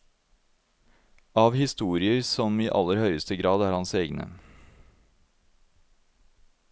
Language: Norwegian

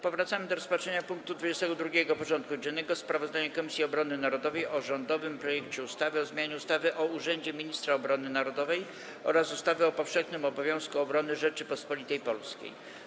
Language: Polish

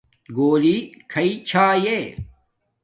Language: Domaaki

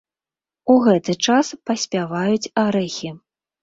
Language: Belarusian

